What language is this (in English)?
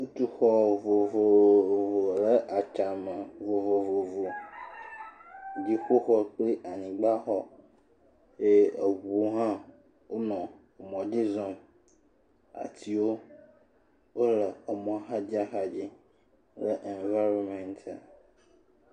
Ewe